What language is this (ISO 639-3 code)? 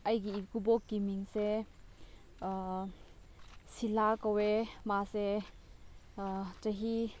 mni